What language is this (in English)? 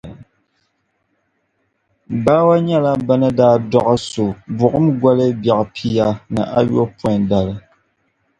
Dagbani